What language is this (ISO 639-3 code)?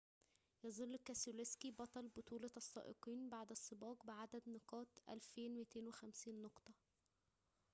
ara